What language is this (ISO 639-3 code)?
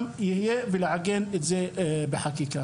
heb